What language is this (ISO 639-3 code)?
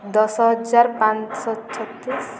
ori